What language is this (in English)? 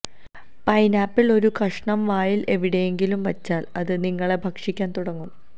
Malayalam